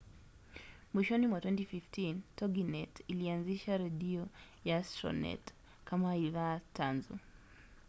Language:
Swahili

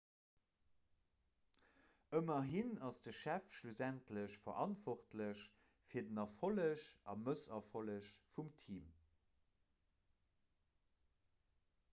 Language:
Luxembourgish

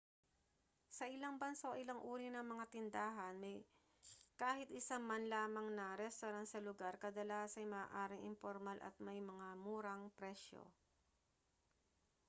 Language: Filipino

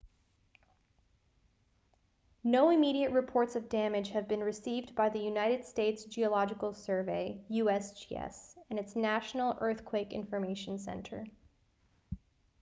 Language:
English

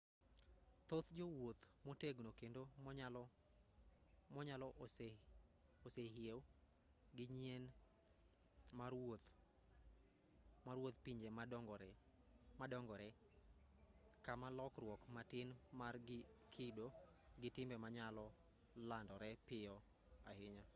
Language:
Luo (Kenya and Tanzania)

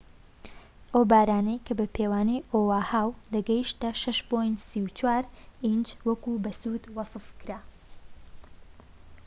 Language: Central Kurdish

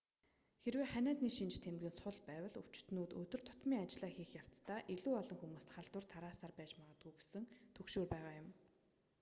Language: Mongolian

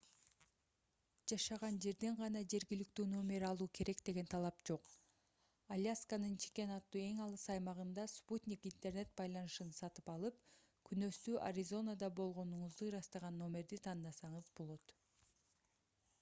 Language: Kyrgyz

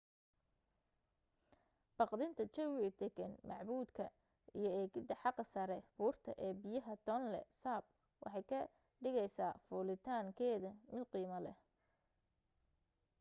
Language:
Somali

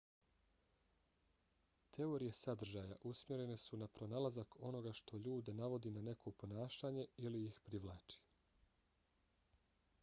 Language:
Bosnian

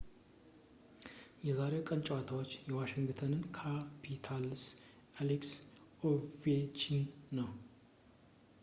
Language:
Amharic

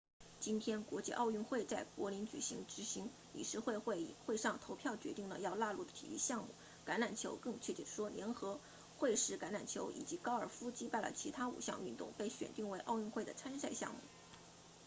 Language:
Chinese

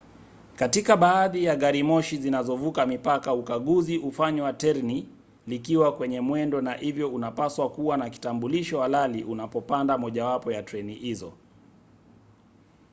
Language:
Swahili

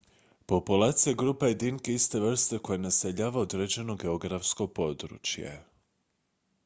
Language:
Croatian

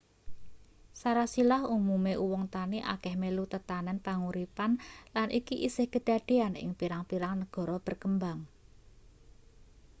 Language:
Javanese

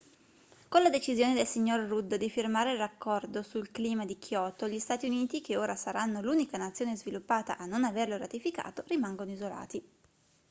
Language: Italian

